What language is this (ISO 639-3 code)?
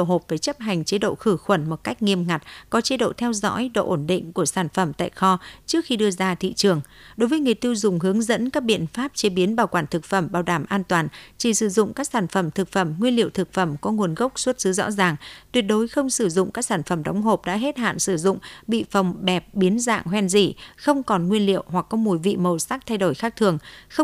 vie